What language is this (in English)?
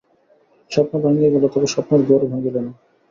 Bangla